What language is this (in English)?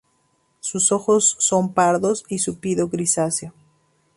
Spanish